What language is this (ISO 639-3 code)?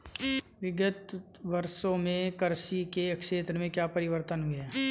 hin